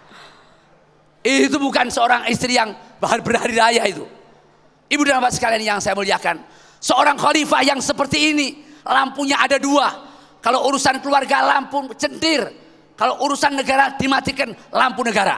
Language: Indonesian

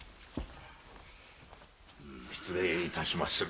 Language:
Japanese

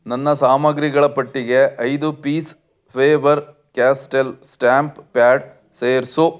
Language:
Kannada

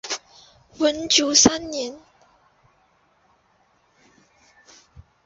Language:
Chinese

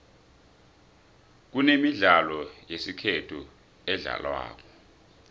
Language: South Ndebele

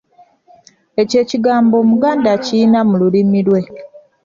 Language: Ganda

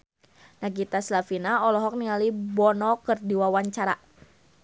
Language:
Sundanese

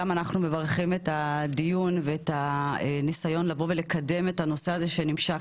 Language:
Hebrew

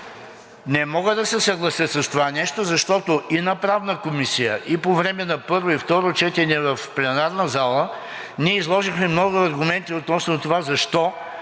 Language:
Bulgarian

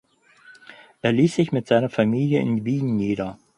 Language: German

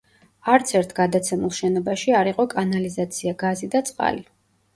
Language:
Georgian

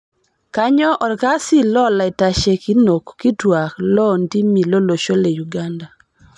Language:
Masai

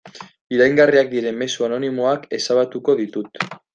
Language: Basque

